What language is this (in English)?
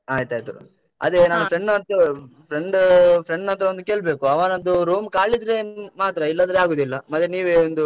Kannada